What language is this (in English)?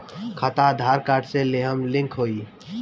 Bhojpuri